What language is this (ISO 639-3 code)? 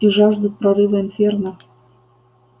rus